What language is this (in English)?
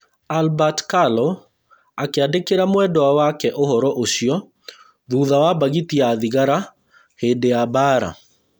Kikuyu